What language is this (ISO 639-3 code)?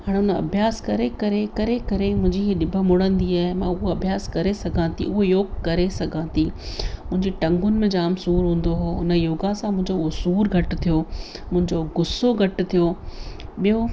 snd